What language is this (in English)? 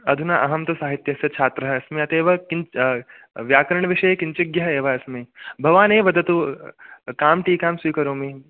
Sanskrit